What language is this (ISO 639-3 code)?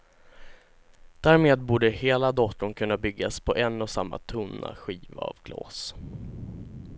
swe